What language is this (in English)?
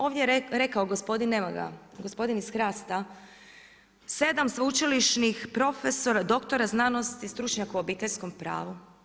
Croatian